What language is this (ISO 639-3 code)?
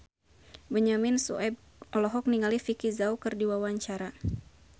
sun